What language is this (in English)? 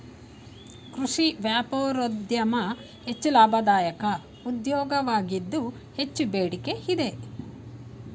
Kannada